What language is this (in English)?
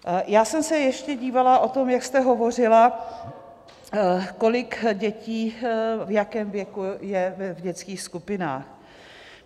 Czech